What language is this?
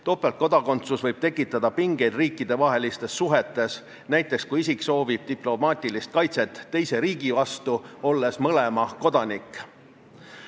Estonian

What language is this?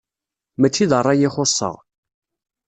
Kabyle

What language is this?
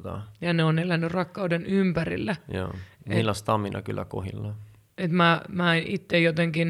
Finnish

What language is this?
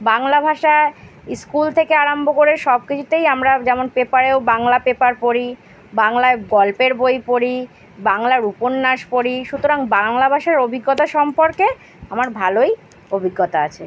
Bangla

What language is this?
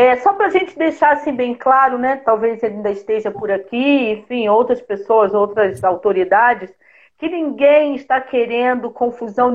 Portuguese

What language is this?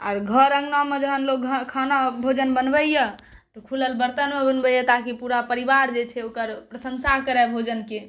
Maithili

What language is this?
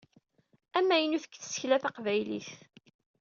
Kabyle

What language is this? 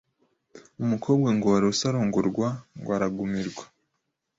Kinyarwanda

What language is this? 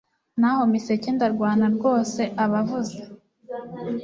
Kinyarwanda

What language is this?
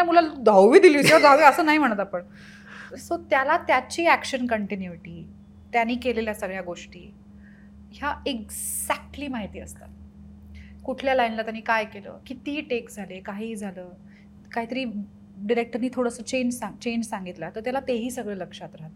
Marathi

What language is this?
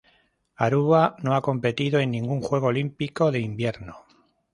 Spanish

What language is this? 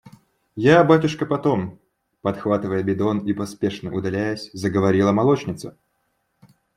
Russian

